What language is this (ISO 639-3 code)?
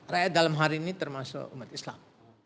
ind